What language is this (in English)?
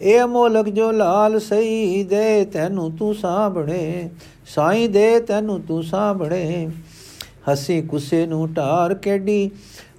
Punjabi